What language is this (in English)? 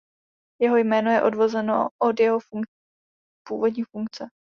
Czech